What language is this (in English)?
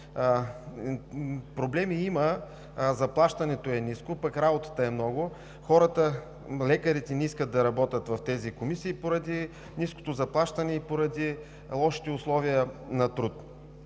Bulgarian